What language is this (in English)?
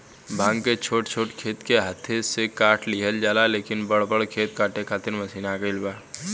Bhojpuri